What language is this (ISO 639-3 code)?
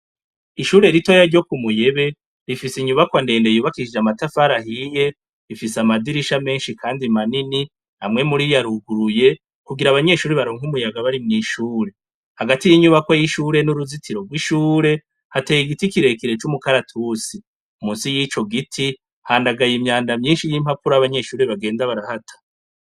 run